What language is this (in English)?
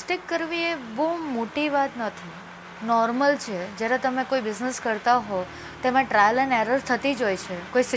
Gujarati